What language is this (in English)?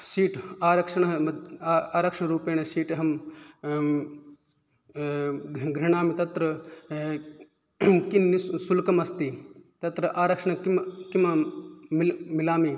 Sanskrit